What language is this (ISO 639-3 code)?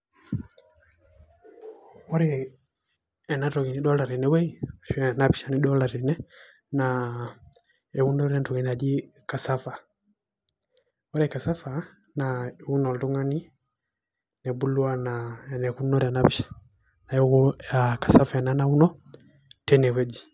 mas